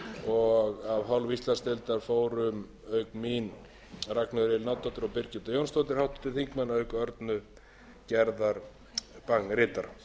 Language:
Icelandic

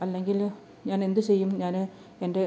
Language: Malayalam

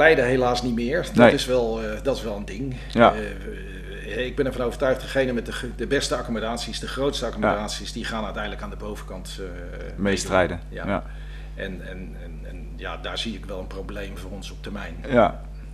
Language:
Dutch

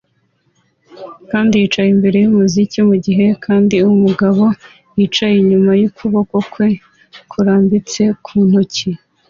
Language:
Kinyarwanda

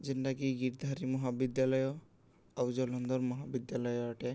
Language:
Odia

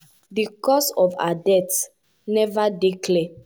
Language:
Nigerian Pidgin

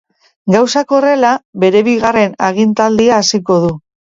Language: Basque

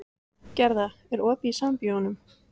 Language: Icelandic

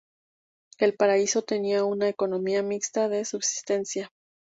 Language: Spanish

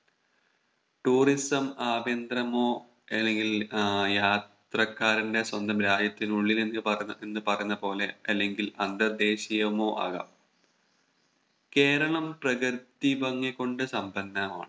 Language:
Malayalam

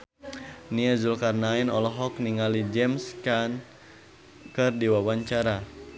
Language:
Sundanese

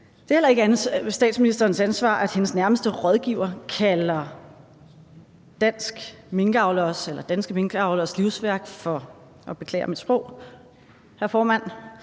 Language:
Danish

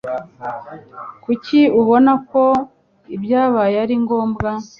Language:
Kinyarwanda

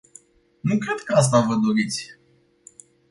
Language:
Romanian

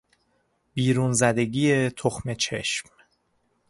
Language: Persian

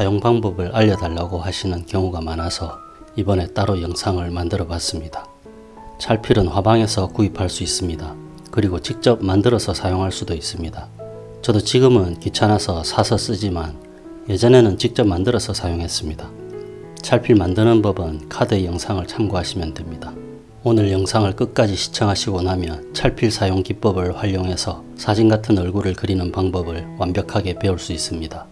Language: Korean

